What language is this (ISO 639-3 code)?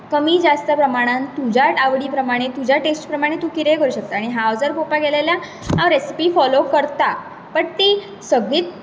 kok